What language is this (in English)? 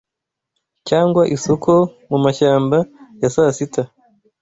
Kinyarwanda